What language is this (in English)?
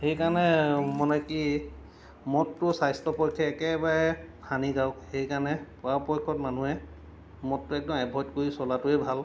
Assamese